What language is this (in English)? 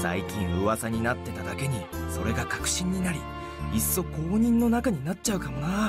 Japanese